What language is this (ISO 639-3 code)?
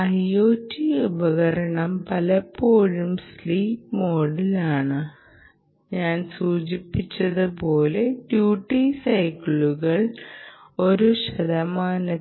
mal